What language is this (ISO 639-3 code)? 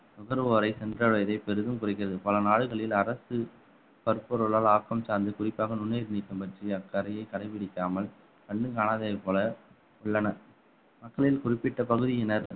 tam